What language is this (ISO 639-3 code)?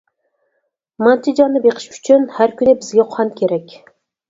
uig